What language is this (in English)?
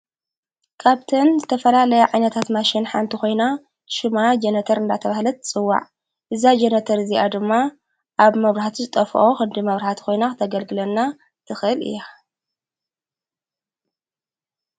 Tigrinya